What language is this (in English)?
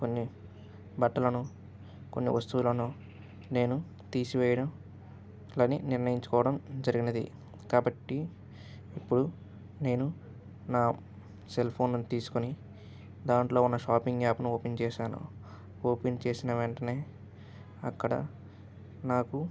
Telugu